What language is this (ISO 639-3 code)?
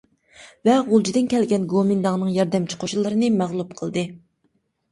uig